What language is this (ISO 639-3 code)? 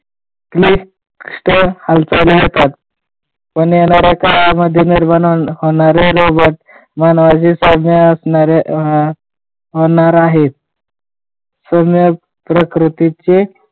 mar